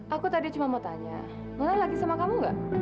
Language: Indonesian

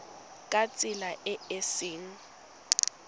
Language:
Tswana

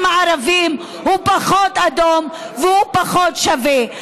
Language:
Hebrew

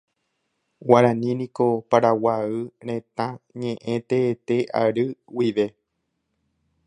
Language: Guarani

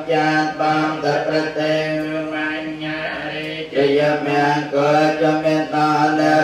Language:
Vietnamese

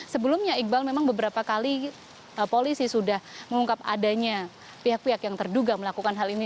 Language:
Indonesian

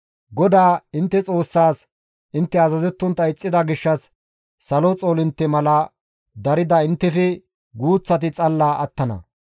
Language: Gamo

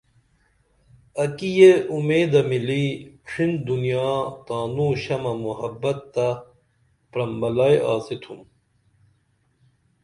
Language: Dameli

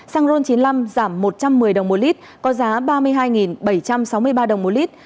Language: Vietnamese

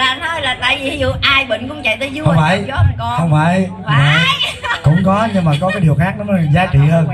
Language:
Vietnamese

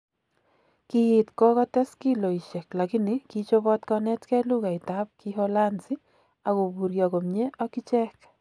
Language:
Kalenjin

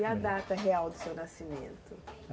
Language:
Portuguese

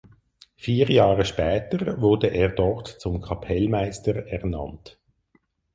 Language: German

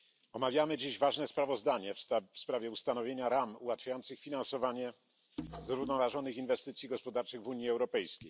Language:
Polish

